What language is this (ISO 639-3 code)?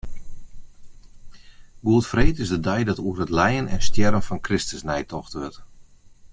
fry